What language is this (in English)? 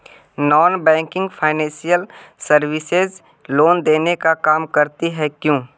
Magahi